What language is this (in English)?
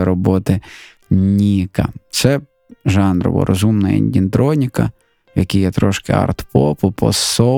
Ukrainian